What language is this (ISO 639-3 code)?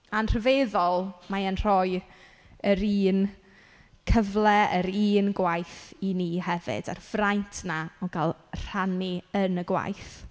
cym